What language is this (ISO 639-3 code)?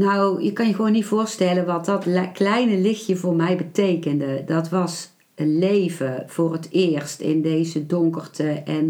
nld